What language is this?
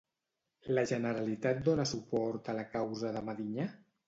Catalan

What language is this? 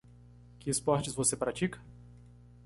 Portuguese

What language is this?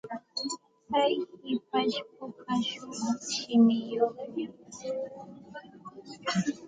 Santa Ana de Tusi Pasco Quechua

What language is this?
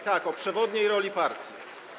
Polish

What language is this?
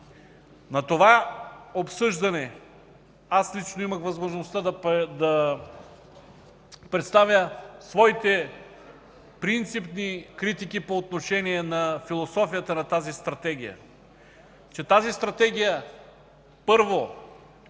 Bulgarian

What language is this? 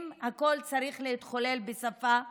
Hebrew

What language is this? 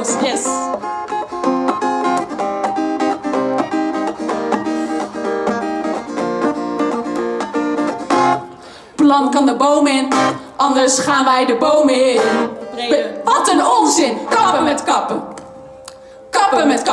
Dutch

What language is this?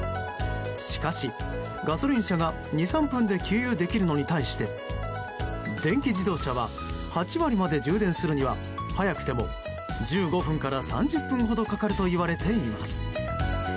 Japanese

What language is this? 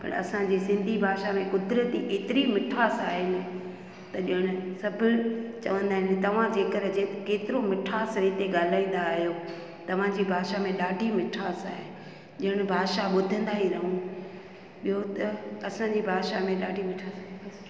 Sindhi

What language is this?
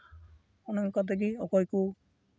Santali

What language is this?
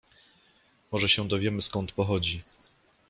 Polish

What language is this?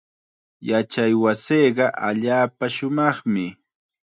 Chiquián Ancash Quechua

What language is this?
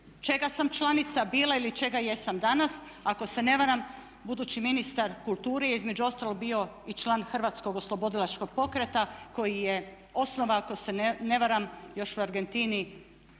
Croatian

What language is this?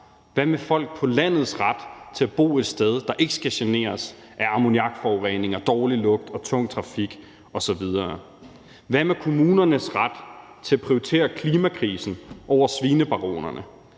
Danish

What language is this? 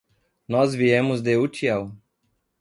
Portuguese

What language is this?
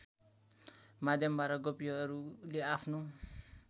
Nepali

